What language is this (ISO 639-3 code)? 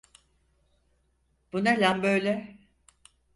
tur